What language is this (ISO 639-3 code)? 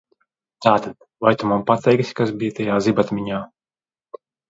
lav